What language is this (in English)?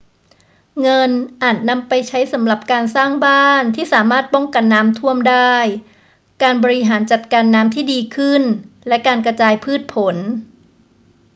Thai